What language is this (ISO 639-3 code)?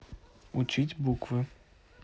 rus